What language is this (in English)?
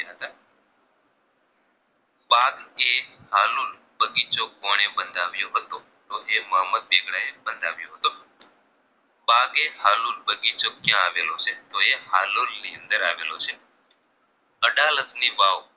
Gujarati